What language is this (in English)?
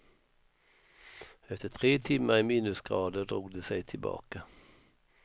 Swedish